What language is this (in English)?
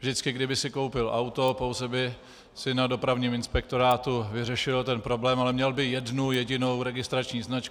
Czech